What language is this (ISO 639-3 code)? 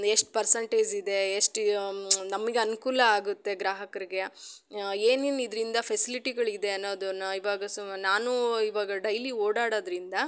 kan